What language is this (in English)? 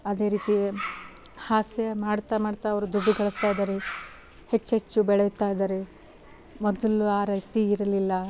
Kannada